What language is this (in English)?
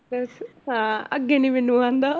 Punjabi